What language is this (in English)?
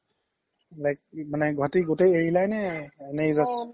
Assamese